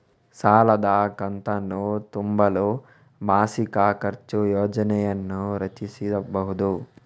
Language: Kannada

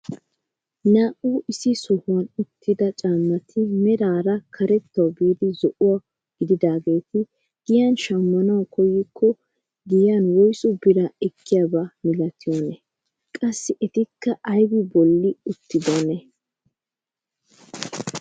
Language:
Wolaytta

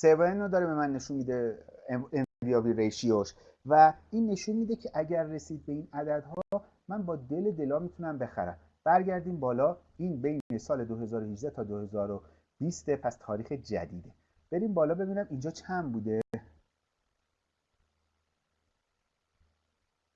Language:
Persian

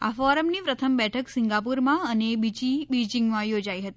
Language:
Gujarati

